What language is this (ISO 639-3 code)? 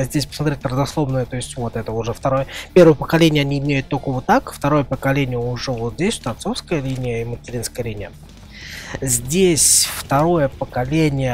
rus